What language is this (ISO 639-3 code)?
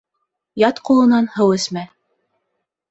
bak